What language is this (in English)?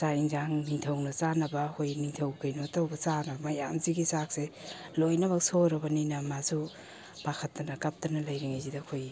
Manipuri